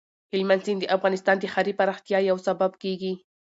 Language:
Pashto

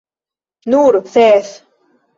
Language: Esperanto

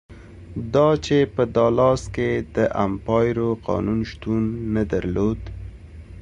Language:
Pashto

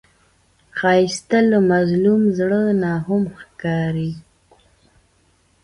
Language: Pashto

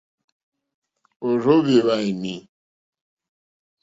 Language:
Mokpwe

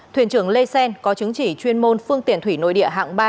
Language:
Vietnamese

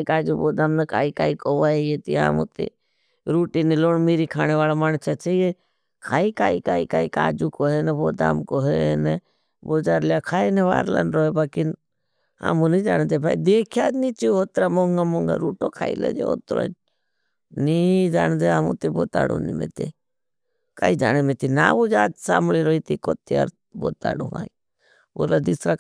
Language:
Bhili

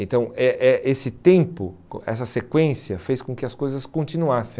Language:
Portuguese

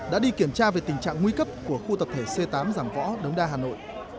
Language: Vietnamese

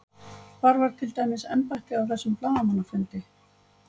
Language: Icelandic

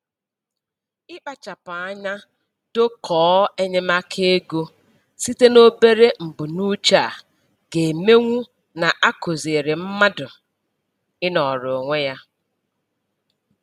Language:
Igbo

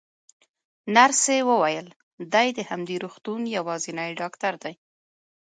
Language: Pashto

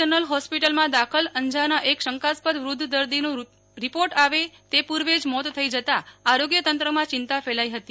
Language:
Gujarati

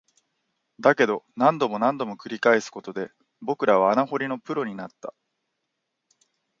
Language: Japanese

